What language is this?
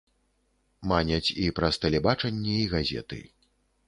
Belarusian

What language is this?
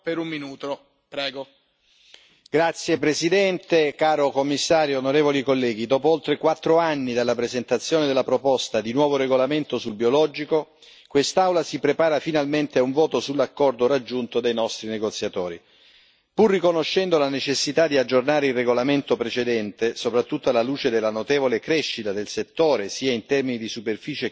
Italian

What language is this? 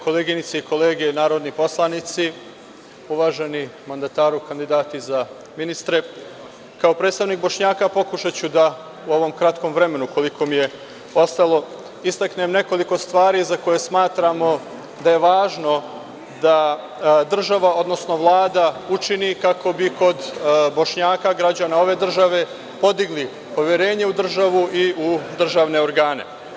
Serbian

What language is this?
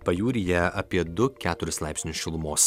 Lithuanian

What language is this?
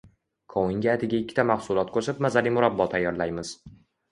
Uzbek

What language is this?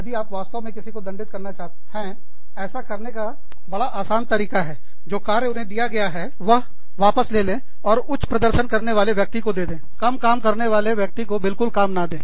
Hindi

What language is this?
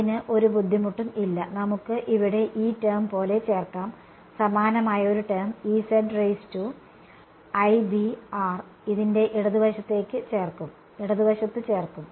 Malayalam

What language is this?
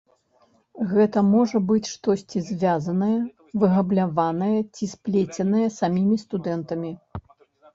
Belarusian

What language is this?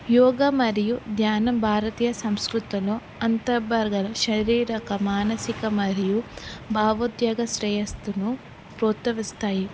Telugu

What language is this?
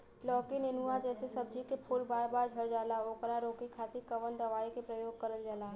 Bhojpuri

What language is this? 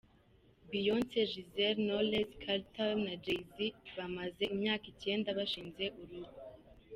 Kinyarwanda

